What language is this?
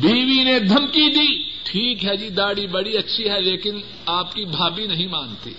Urdu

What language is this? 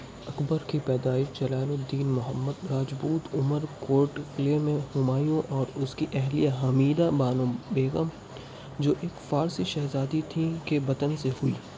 Urdu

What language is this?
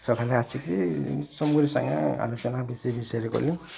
Odia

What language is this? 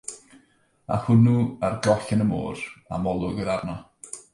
Welsh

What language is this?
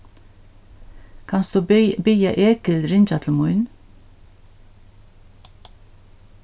Faroese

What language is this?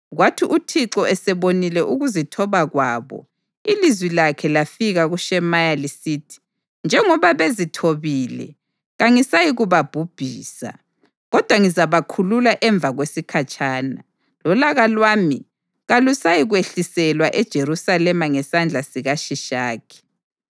North Ndebele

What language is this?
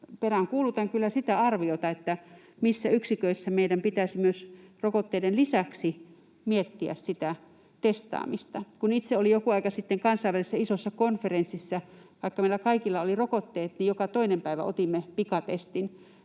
Finnish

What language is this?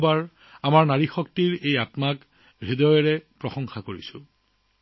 Assamese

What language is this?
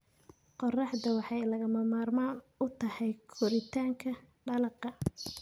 Somali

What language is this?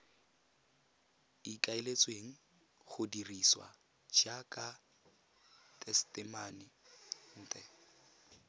Tswana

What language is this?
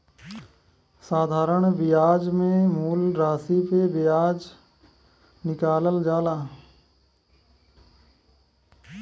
Bhojpuri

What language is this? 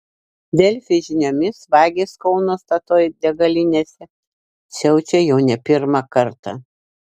Lithuanian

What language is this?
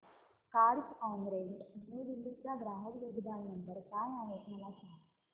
Marathi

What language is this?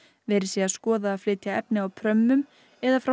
Icelandic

